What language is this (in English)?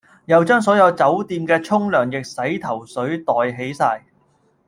Cantonese